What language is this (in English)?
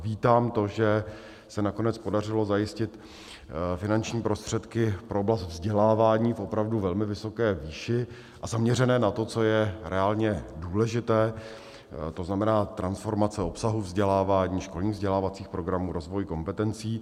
Czech